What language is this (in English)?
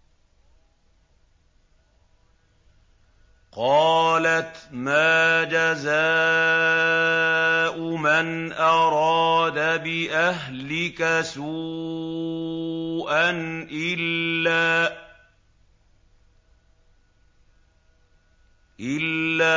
Arabic